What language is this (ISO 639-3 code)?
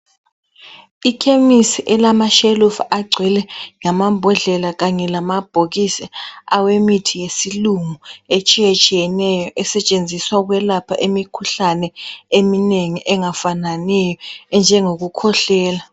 nde